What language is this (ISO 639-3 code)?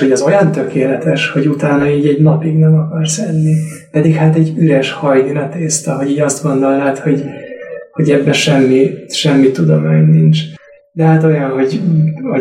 hun